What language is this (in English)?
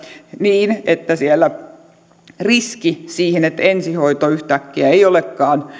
Finnish